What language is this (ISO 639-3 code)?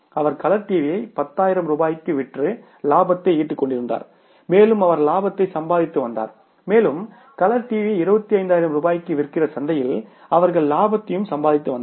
tam